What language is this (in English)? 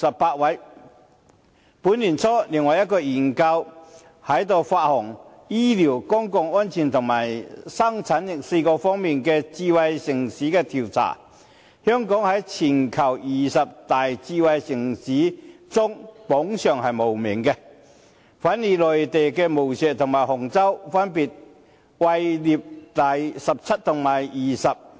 Cantonese